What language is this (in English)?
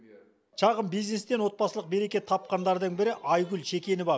Kazakh